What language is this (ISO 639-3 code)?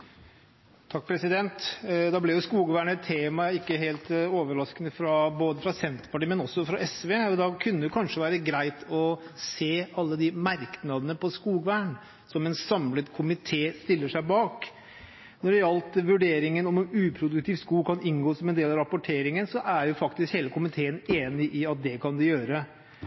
nob